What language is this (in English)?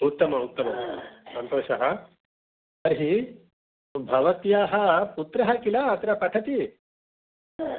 Sanskrit